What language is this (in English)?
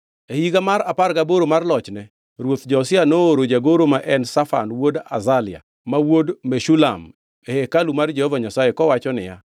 Luo (Kenya and Tanzania)